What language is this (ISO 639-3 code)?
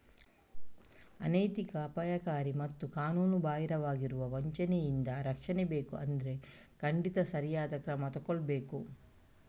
kan